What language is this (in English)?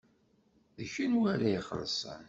Kabyle